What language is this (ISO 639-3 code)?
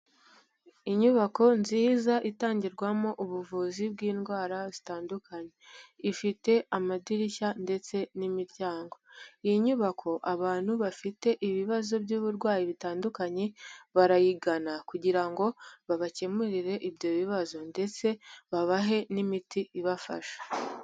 kin